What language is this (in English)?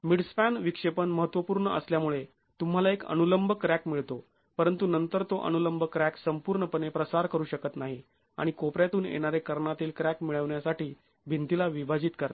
Marathi